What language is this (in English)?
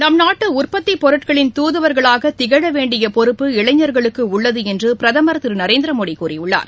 Tamil